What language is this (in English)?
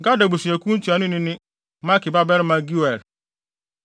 Akan